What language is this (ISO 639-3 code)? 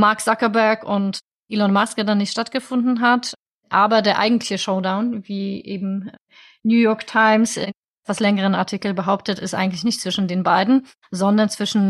deu